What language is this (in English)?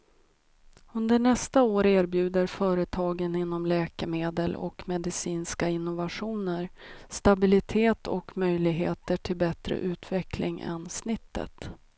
Swedish